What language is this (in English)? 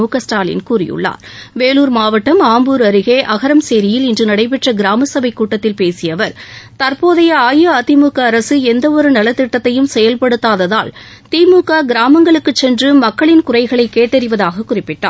Tamil